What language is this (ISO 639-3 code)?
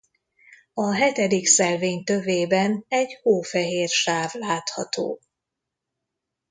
hun